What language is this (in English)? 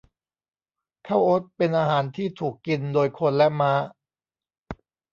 Thai